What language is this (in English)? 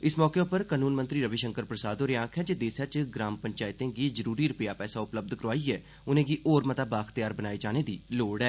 Dogri